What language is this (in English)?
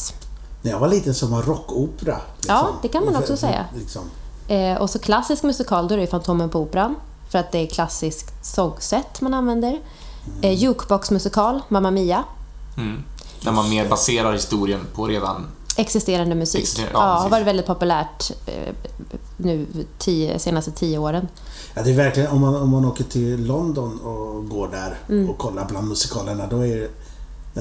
Swedish